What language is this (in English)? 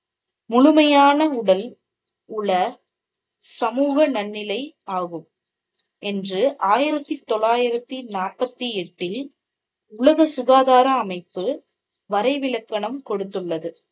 Tamil